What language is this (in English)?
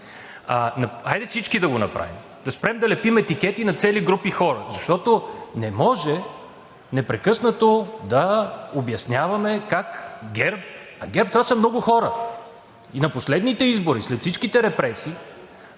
Bulgarian